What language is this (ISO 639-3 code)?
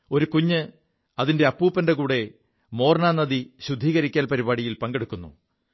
mal